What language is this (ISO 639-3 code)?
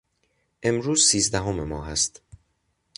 fas